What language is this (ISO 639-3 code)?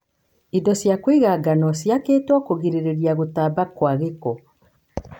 kik